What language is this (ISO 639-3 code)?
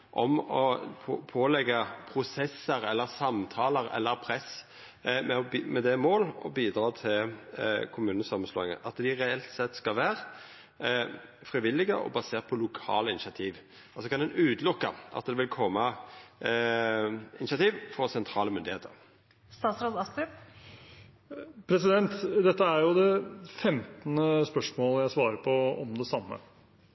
nor